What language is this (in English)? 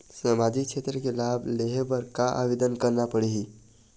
Chhattisgarhi